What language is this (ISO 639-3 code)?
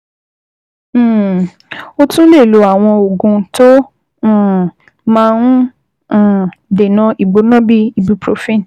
yor